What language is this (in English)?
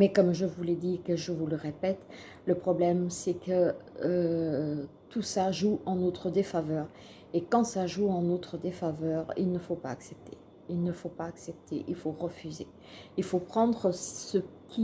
French